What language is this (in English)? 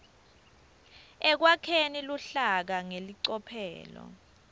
Swati